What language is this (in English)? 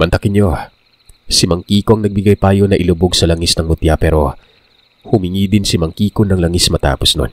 Filipino